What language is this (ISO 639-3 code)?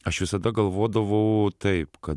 lit